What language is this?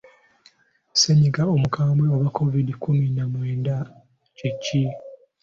Ganda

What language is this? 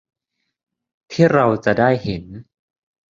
Thai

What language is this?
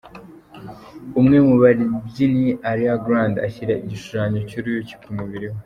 Kinyarwanda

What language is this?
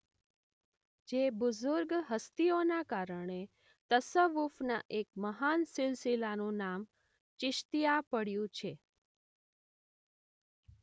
Gujarati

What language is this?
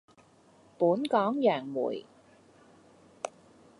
Cantonese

